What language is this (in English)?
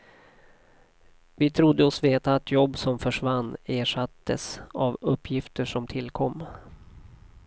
Swedish